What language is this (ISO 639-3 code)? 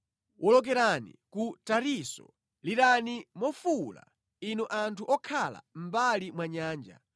nya